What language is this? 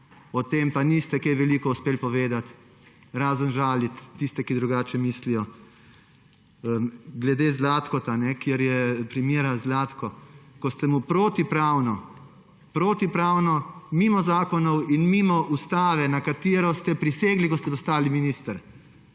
Slovenian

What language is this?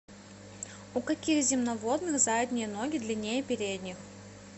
Russian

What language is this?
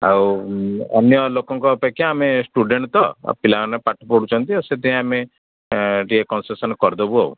Odia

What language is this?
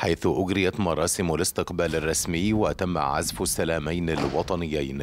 Arabic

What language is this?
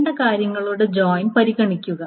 Malayalam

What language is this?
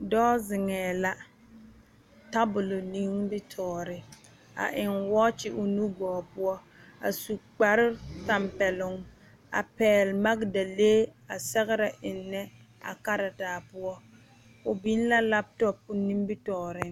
Southern Dagaare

